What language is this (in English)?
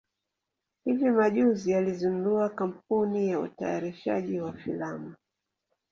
Swahili